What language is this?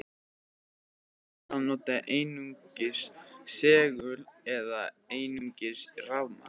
Icelandic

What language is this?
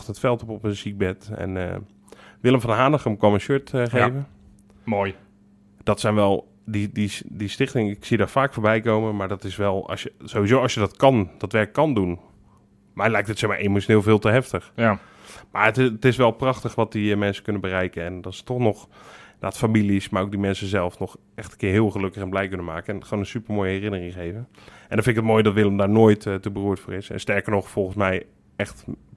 Dutch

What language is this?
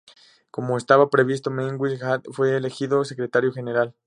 Spanish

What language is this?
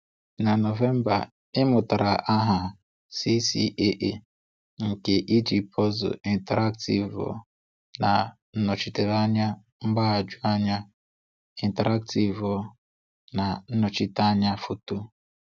Igbo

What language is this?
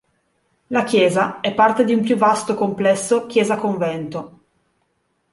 Italian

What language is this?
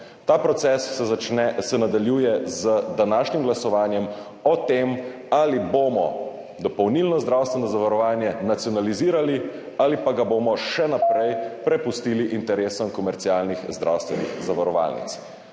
Slovenian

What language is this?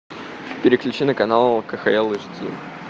Russian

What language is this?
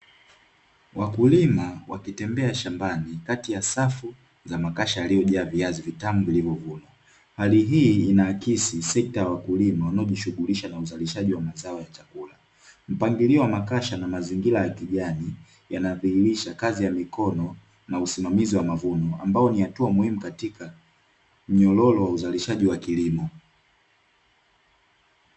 Swahili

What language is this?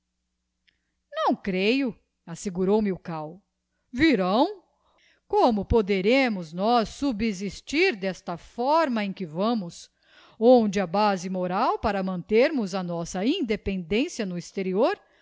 Portuguese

